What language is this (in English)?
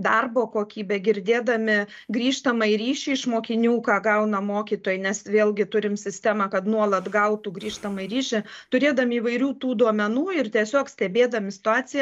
Lithuanian